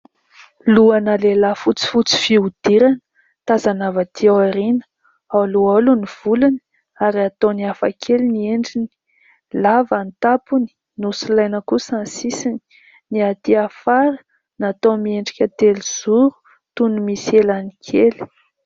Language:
Malagasy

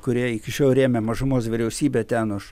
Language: Lithuanian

